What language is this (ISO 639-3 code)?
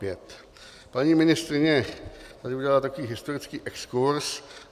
ces